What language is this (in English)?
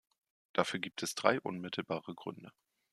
German